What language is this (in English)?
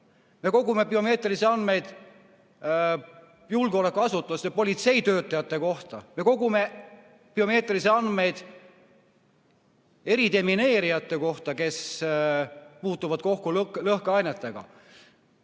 Estonian